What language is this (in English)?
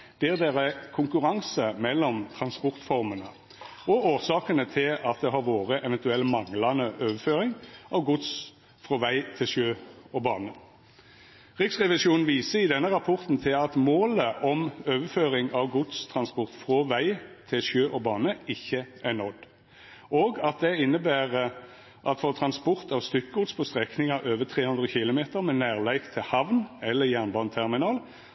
Norwegian Nynorsk